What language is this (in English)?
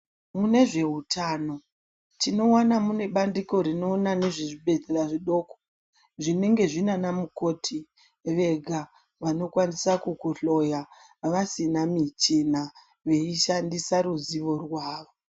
Ndau